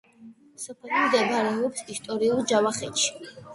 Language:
Georgian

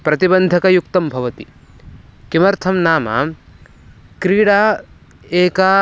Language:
Sanskrit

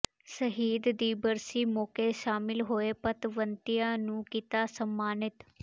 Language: Punjabi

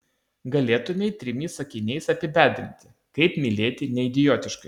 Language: Lithuanian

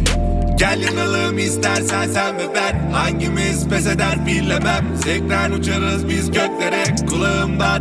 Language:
Turkish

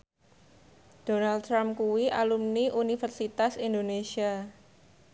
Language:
Javanese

